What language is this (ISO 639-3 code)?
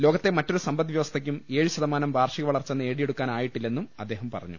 mal